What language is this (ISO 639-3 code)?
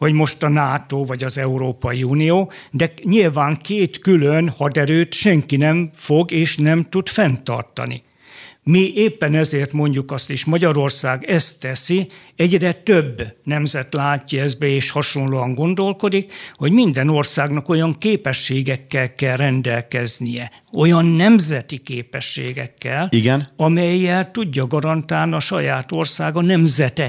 hun